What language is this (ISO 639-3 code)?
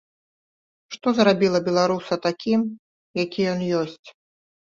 bel